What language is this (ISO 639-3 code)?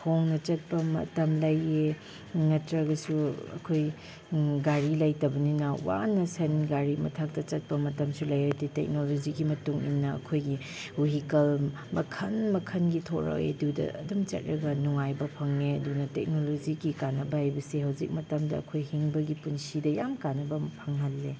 mni